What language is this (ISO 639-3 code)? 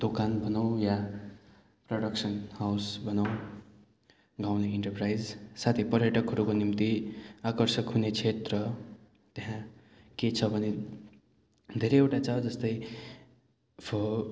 nep